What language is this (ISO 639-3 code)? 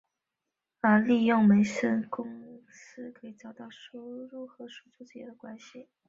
zho